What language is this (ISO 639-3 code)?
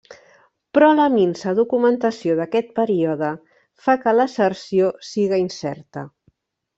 cat